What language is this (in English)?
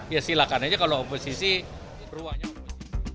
Indonesian